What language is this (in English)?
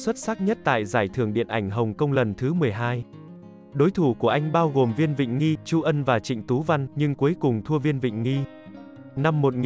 Vietnamese